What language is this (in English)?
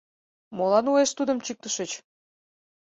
Mari